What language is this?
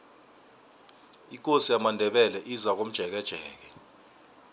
South Ndebele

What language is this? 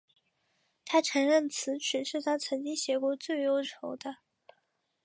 Chinese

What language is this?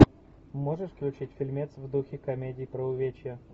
Russian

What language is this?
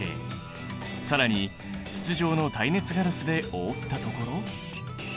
Japanese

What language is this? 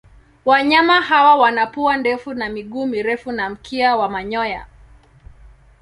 Swahili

